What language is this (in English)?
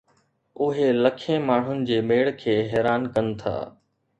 Sindhi